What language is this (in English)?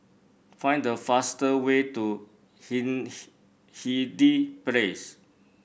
English